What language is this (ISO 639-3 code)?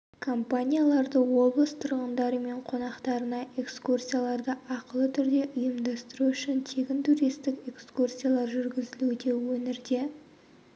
kaz